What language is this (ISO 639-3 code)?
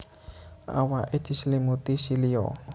jav